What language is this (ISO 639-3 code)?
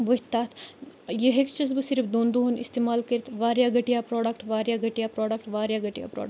kas